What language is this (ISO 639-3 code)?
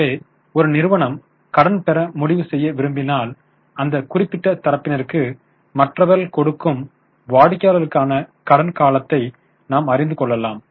tam